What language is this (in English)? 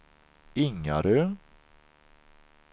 Swedish